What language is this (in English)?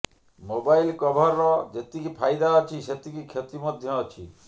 Odia